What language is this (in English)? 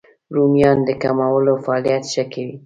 Pashto